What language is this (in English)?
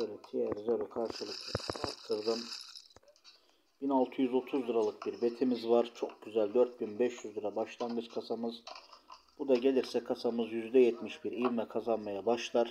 Turkish